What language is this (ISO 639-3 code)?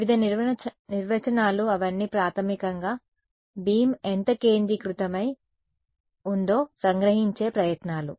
tel